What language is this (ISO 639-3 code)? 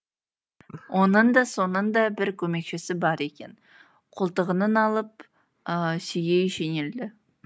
kaz